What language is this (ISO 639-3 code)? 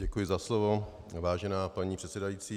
ces